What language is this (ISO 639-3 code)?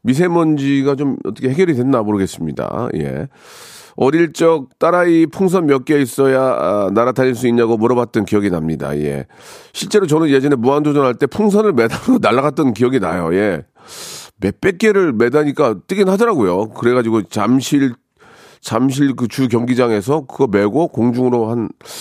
kor